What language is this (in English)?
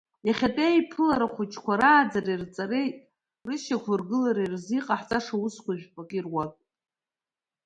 Abkhazian